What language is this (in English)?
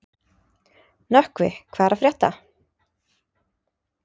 Icelandic